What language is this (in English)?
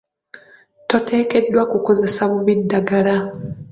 Ganda